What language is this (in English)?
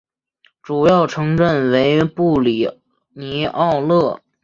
Chinese